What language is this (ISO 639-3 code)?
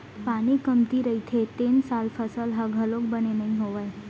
hne